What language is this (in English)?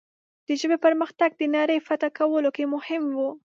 Pashto